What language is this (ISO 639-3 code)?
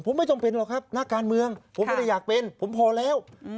tha